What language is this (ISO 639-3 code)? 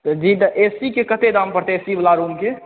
mai